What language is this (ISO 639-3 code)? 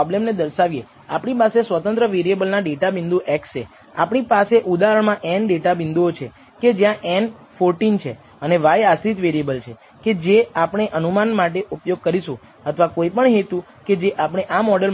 guj